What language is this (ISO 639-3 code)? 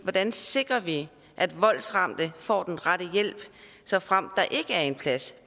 dan